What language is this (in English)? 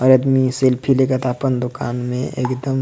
Sadri